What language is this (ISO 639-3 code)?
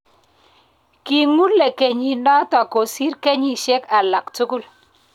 kln